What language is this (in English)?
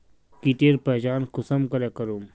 Magahi